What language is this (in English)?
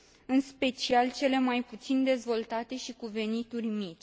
Romanian